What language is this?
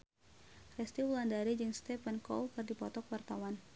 Sundanese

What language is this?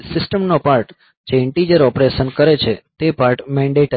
Gujarati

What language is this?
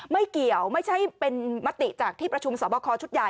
Thai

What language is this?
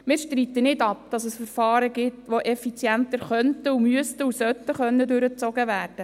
Swiss German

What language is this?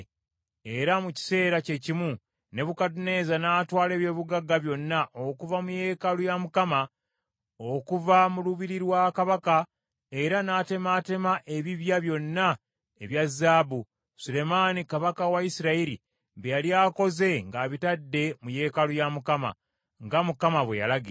Ganda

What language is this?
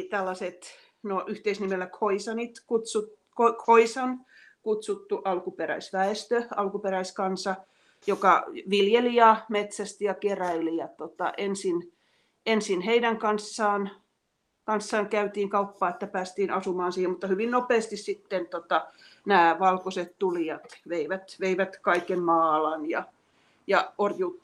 Finnish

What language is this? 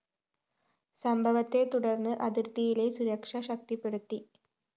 Malayalam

